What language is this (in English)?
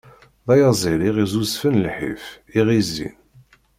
Kabyle